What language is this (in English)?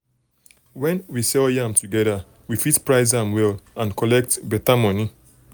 Nigerian Pidgin